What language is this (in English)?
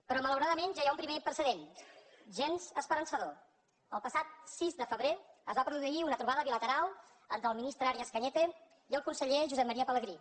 Catalan